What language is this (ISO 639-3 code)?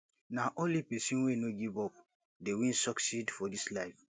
pcm